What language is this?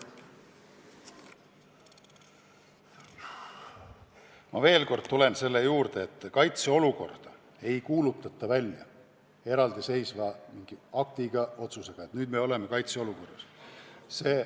Estonian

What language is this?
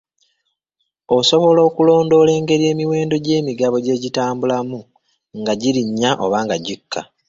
Ganda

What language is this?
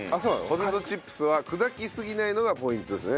Japanese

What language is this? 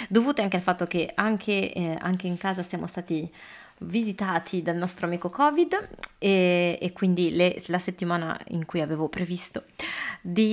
Italian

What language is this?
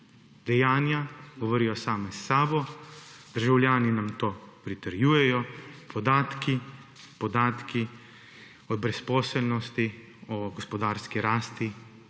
Slovenian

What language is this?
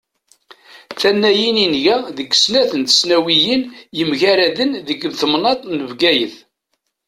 Kabyle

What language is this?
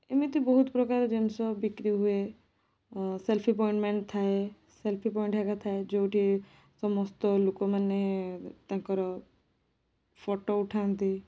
Odia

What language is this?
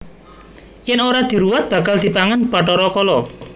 Javanese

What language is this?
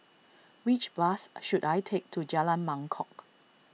English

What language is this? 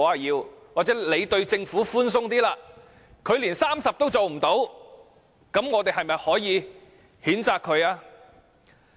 Cantonese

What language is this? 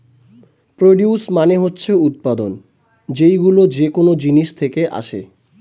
Bangla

